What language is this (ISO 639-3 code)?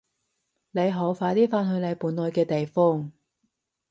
yue